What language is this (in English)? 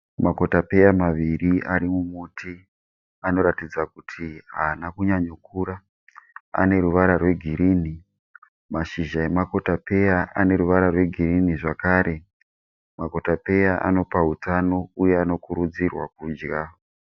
Shona